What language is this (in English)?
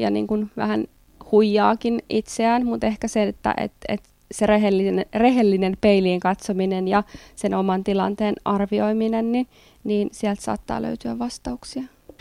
Finnish